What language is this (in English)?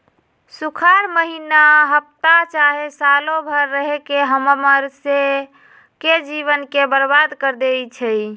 Magahi